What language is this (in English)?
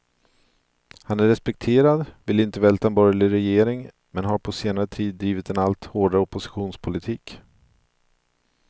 Swedish